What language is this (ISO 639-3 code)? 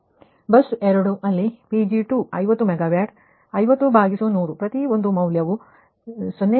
kan